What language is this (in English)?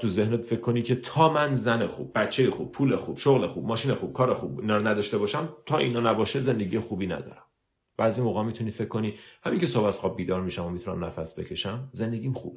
Persian